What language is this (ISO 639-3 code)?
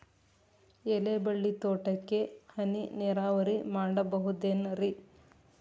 kan